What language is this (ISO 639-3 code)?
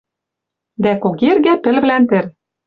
mrj